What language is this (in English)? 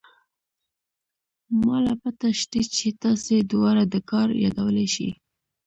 Pashto